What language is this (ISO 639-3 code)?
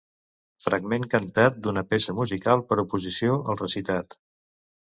cat